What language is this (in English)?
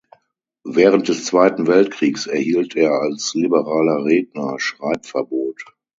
German